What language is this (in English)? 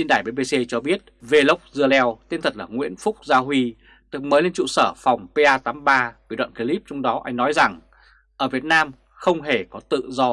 Vietnamese